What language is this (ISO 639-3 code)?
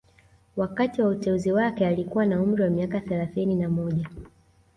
swa